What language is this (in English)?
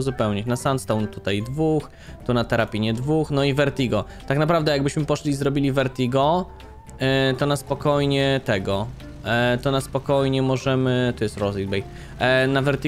Polish